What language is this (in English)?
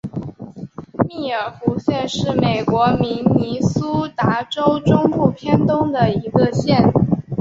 Chinese